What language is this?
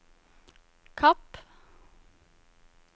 Norwegian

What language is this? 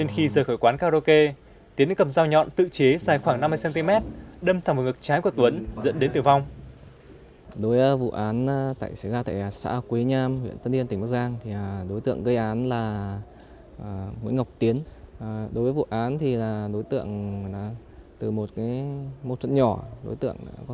Vietnamese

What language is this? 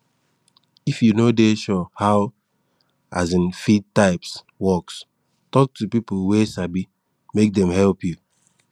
Nigerian Pidgin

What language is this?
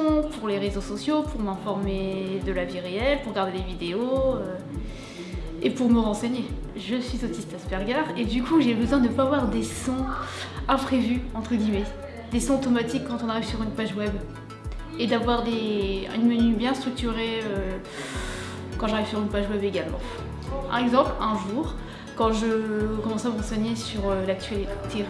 French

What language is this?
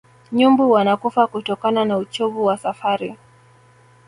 Swahili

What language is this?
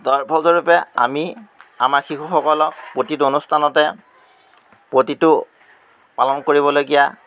Assamese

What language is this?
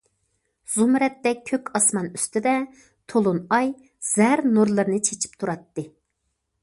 Uyghur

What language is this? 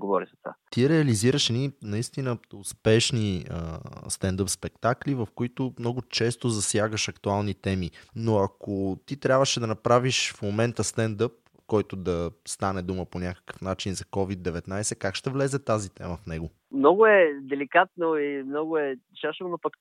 Bulgarian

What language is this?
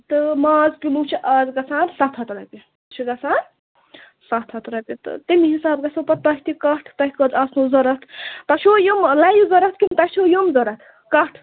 Kashmiri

